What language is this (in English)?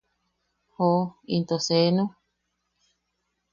Yaqui